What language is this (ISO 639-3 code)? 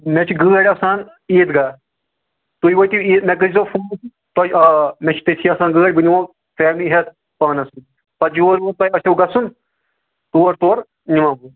kas